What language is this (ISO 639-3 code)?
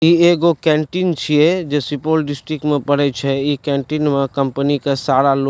mai